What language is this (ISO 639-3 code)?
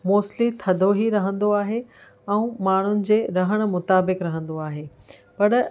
snd